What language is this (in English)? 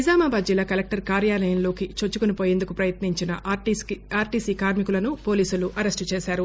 Telugu